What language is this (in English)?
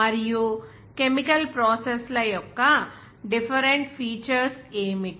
Telugu